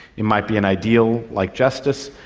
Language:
English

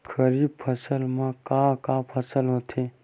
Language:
Chhattisgarhi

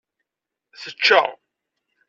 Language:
Kabyle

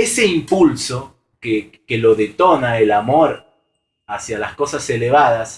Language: Spanish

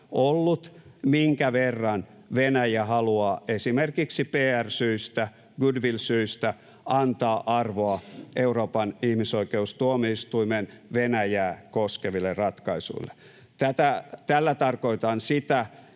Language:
Finnish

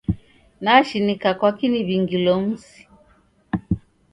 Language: Taita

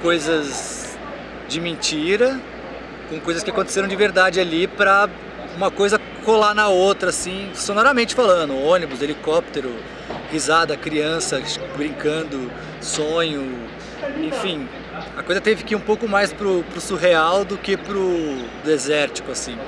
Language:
Portuguese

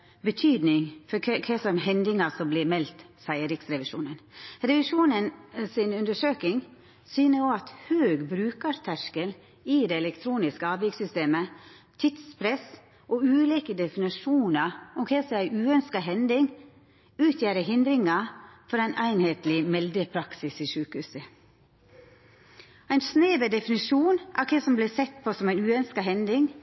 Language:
Norwegian Nynorsk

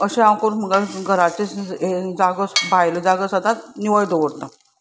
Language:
Konkani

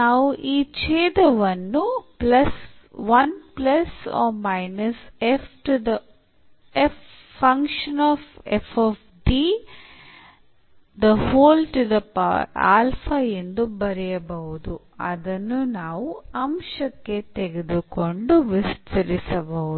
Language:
Kannada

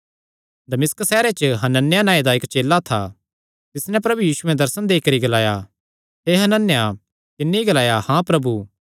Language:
Kangri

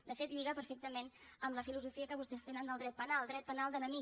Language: Catalan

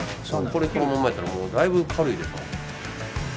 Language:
Japanese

